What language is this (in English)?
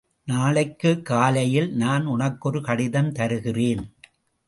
Tamil